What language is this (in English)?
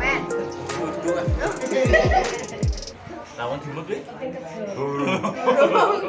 Indonesian